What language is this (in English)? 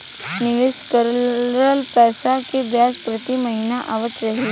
Bhojpuri